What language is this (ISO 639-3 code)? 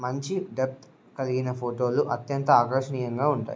tel